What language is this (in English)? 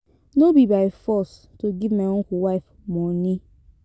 Nigerian Pidgin